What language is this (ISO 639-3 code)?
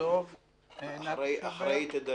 heb